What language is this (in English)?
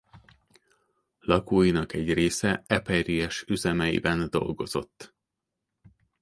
Hungarian